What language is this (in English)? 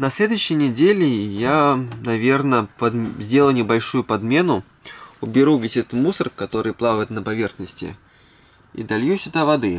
Russian